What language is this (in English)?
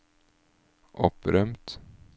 Norwegian